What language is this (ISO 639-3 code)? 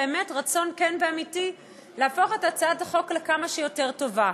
heb